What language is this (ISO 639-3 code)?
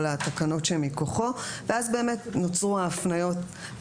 heb